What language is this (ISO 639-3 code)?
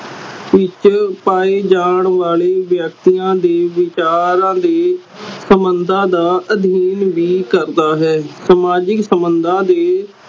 pan